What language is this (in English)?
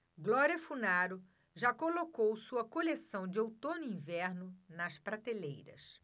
Portuguese